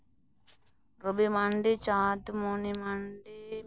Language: Santali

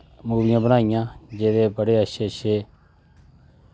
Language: Dogri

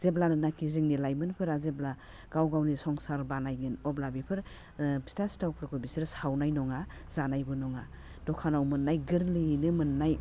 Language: Bodo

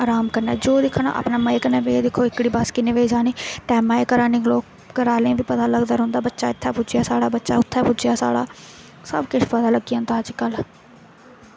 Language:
Dogri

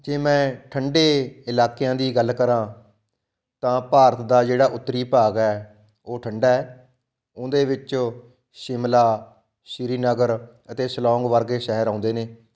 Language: Punjabi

